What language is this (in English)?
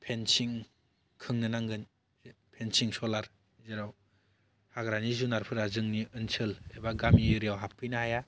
Bodo